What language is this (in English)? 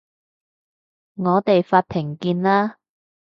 Cantonese